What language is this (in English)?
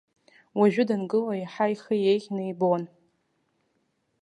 Abkhazian